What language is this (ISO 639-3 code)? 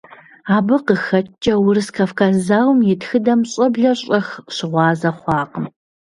kbd